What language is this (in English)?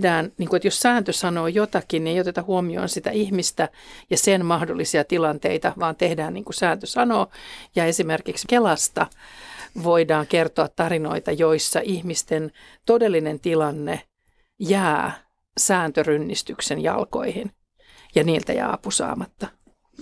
Finnish